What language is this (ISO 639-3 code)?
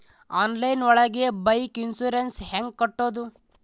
kan